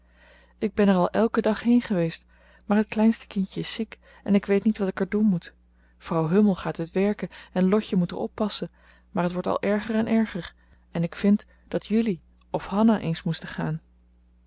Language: Dutch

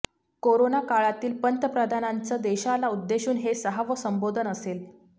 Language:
Marathi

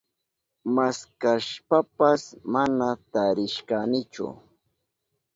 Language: Southern Pastaza Quechua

